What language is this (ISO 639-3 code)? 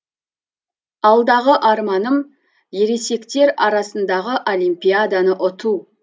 kaz